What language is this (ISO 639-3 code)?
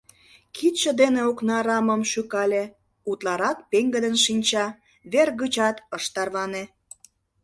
chm